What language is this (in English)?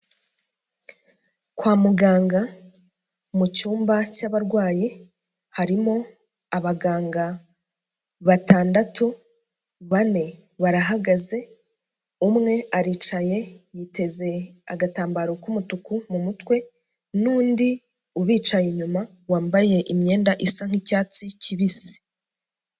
Kinyarwanda